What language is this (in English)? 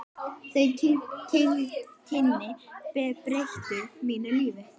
Icelandic